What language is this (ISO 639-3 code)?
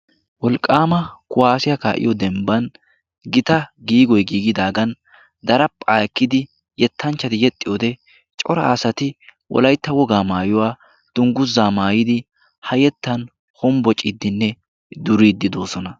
wal